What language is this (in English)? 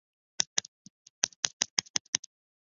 Chinese